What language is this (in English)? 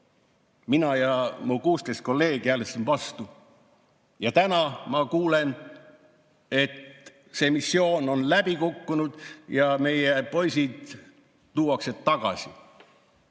Estonian